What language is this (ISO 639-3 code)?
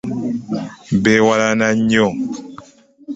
lug